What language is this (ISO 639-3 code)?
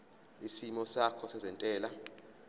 zul